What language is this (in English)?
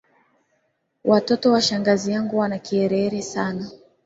Swahili